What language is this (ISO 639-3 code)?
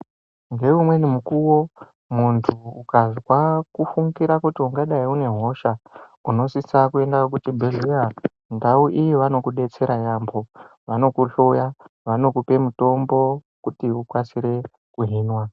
ndc